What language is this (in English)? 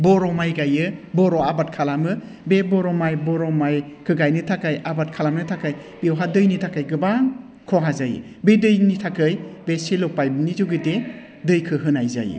Bodo